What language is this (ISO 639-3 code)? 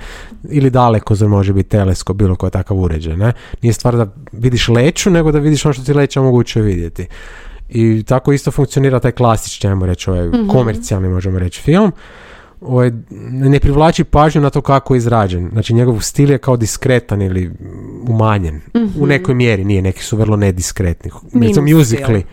hrv